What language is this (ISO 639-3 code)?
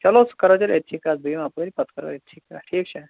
kas